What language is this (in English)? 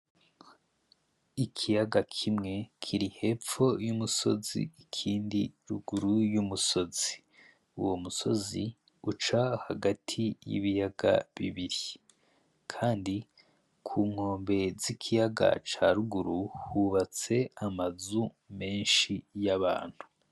Rundi